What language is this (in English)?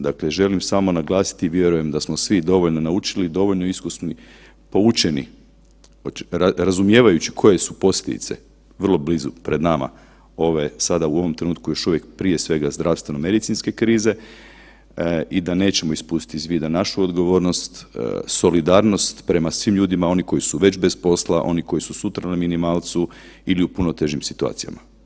Croatian